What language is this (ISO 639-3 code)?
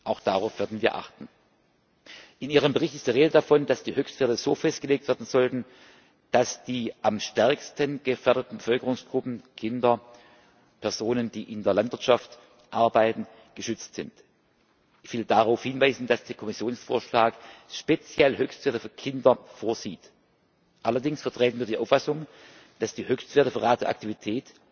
deu